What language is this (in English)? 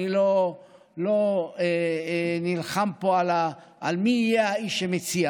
Hebrew